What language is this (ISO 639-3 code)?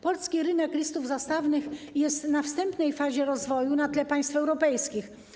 pol